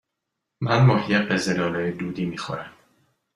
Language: Persian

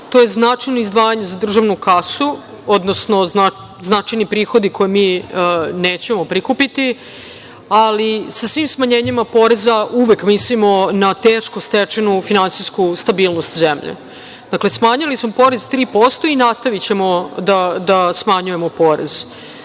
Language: Serbian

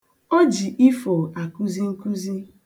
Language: Igbo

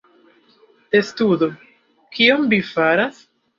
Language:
Esperanto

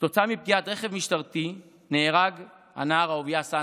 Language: Hebrew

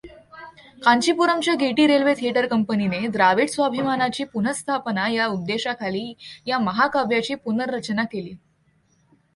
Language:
Marathi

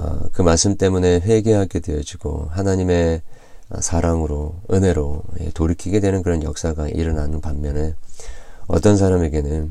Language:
Korean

